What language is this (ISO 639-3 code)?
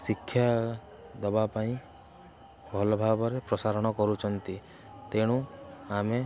ori